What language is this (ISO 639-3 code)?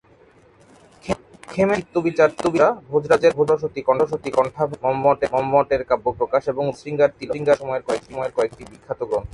ben